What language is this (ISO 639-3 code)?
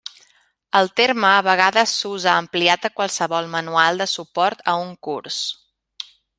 cat